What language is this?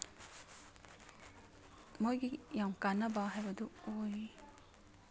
Manipuri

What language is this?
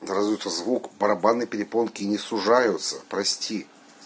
Russian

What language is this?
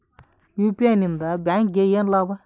Kannada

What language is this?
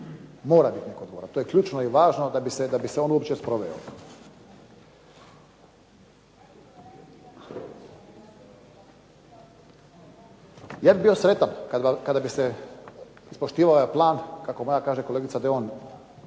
Croatian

